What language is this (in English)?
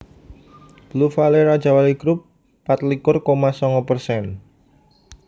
Javanese